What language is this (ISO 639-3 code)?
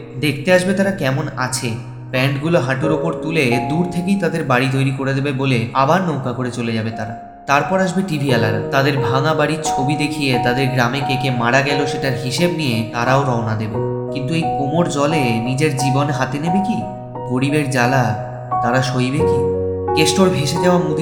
ben